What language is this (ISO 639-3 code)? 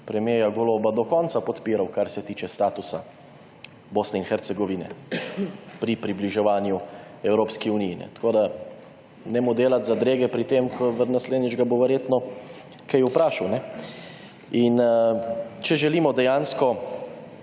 slv